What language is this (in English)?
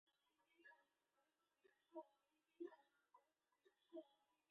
Chinese